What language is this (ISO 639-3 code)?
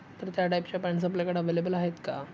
mar